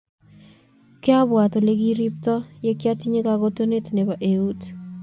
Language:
Kalenjin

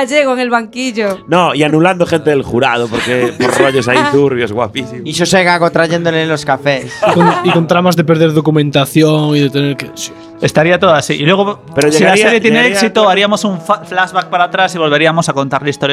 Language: Spanish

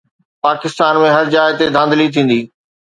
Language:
Sindhi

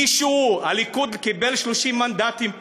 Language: Hebrew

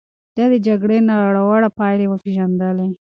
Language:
Pashto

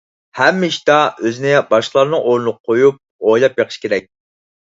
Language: Uyghur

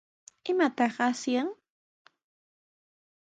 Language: Sihuas Ancash Quechua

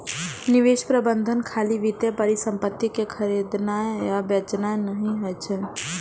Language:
Maithili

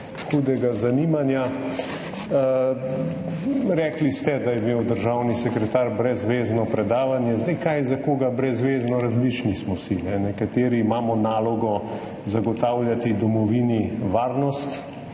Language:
Slovenian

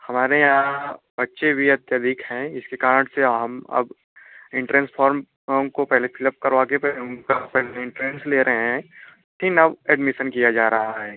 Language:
Hindi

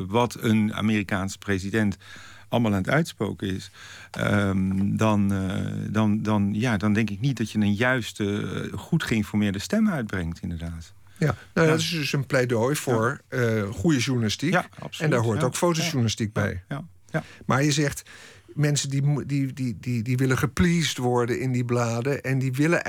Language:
Dutch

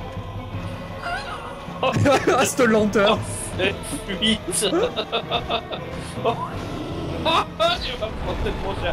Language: French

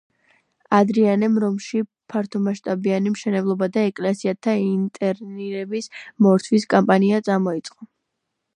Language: Georgian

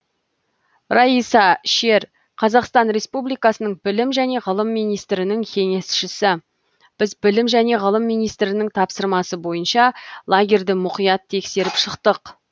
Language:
Kazakh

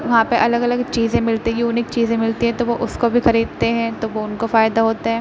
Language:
Urdu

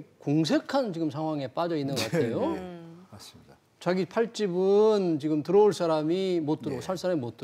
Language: Korean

